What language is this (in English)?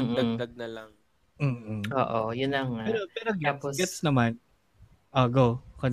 Filipino